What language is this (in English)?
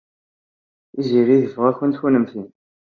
Kabyle